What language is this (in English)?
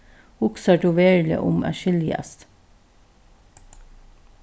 Faroese